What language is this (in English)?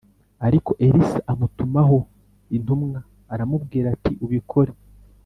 Kinyarwanda